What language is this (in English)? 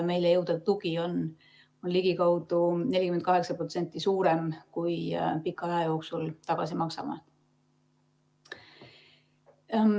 Estonian